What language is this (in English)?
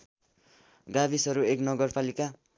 Nepali